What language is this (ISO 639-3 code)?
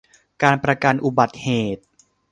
tha